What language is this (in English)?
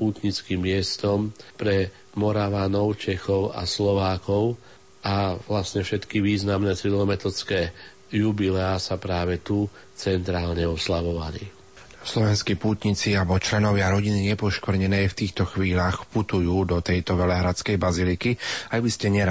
Slovak